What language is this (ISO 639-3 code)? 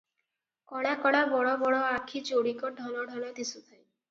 ori